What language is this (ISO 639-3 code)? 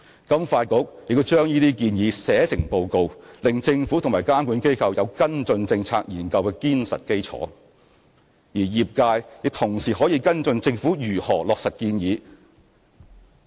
yue